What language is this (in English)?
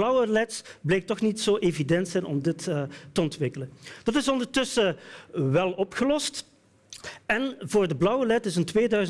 Dutch